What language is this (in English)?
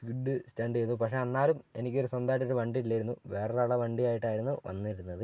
Malayalam